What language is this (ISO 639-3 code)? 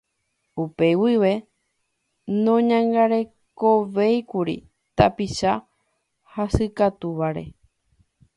grn